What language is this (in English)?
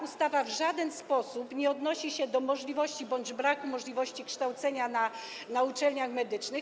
Polish